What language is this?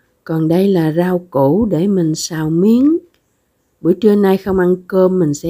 Vietnamese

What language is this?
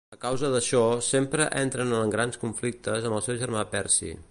Catalan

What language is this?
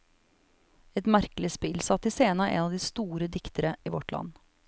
Norwegian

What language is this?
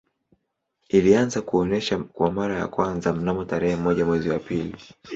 Swahili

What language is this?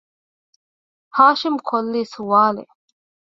Divehi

